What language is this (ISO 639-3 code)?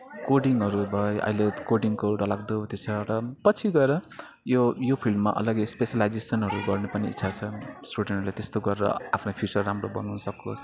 nep